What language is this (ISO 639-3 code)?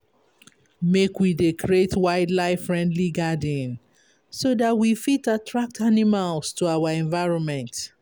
pcm